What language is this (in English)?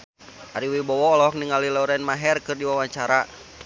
Sundanese